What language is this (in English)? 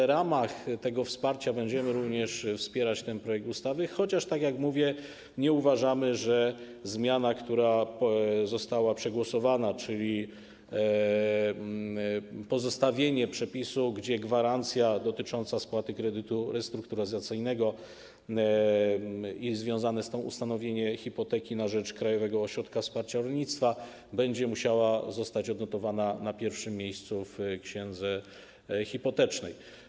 Polish